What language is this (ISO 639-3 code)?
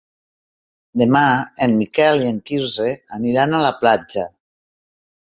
cat